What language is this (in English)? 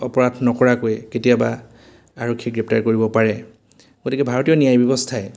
Assamese